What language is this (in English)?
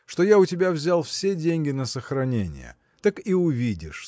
Russian